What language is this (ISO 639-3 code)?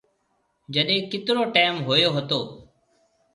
mve